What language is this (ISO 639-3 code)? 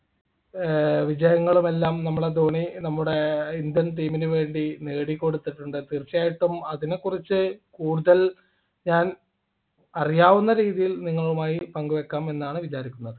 mal